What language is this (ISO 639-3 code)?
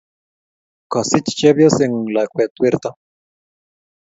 kln